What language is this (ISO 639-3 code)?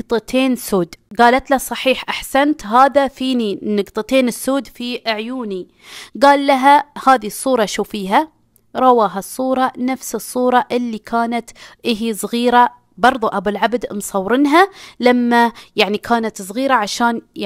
ara